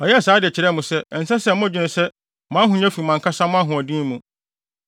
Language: Akan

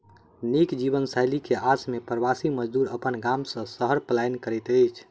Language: Maithili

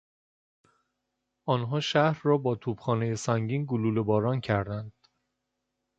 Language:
Persian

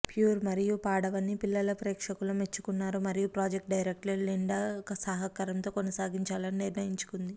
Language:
Telugu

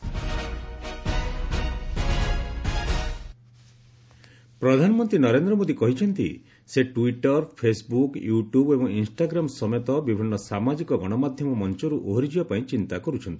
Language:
Odia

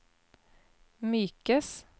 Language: Norwegian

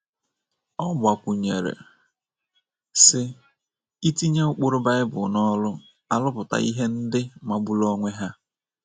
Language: Igbo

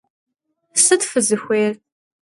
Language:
Kabardian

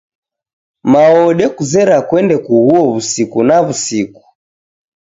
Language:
Taita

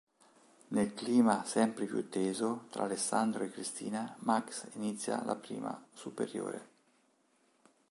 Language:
Italian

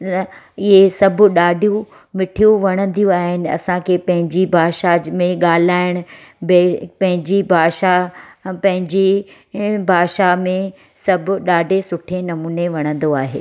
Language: Sindhi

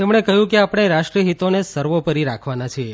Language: Gujarati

